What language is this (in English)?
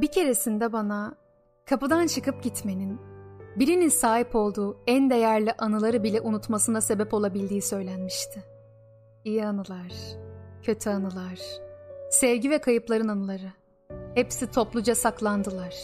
Turkish